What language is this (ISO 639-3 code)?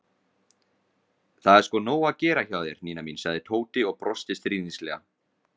isl